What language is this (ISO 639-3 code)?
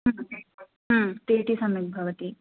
san